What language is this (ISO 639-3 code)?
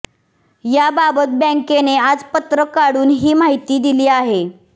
mar